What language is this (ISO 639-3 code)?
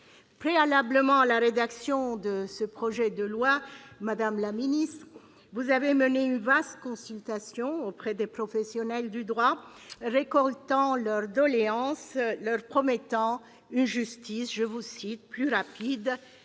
fra